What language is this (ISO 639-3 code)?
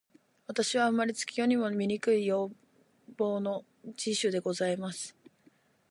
jpn